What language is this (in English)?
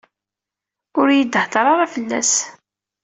Kabyle